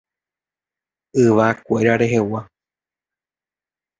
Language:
Guarani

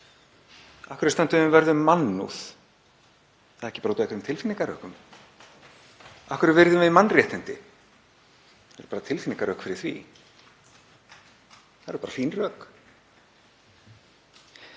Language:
Icelandic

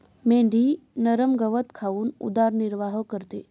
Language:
Marathi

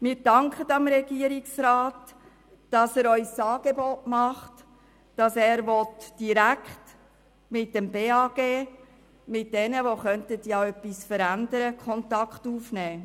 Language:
Swiss German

